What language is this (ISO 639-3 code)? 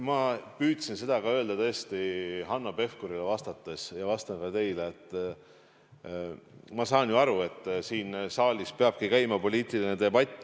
est